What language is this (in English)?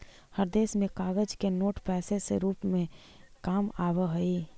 Magahi